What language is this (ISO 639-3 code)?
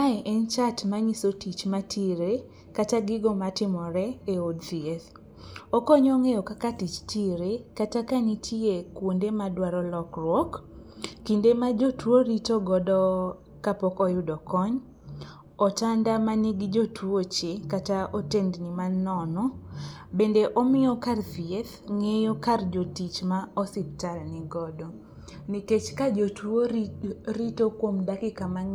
luo